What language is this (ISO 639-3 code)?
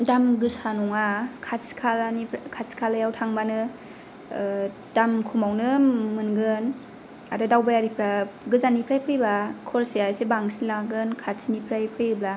brx